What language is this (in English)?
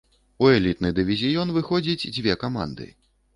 Belarusian